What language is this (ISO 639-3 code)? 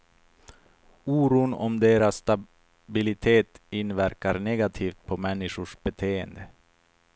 swe